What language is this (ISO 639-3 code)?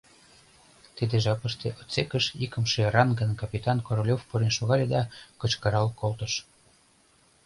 chm